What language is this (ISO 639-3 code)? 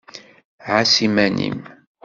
kab